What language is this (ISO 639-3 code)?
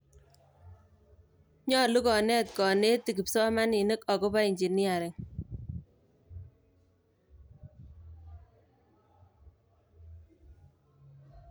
kln